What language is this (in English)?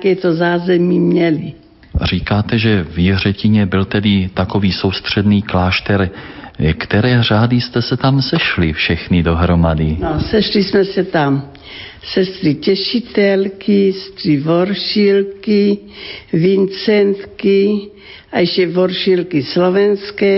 Czech